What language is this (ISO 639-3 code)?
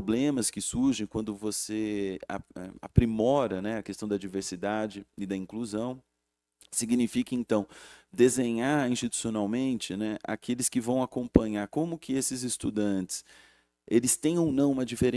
por